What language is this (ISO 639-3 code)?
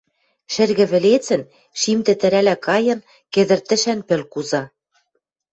mrj